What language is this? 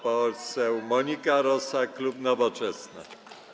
Polish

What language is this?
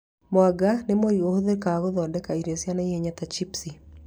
Kikuyu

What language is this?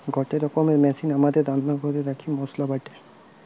Bangla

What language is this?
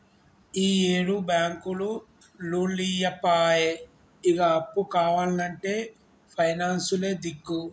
Telugu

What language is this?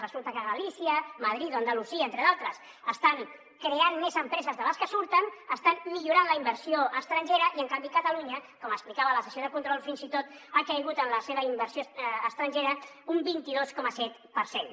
Catalan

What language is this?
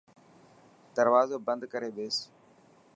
Dhatki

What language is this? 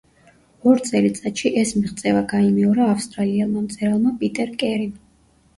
Georgian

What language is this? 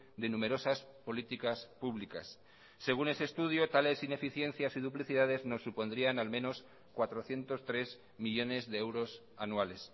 Spanish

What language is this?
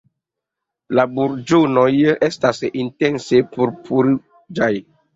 Esperanto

